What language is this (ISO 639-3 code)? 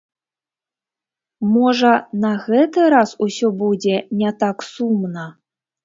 bel